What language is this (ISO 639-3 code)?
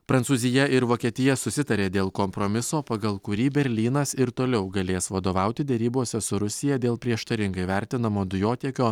lit